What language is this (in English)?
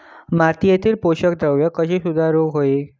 Marathi